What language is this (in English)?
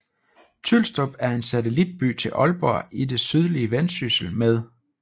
Danish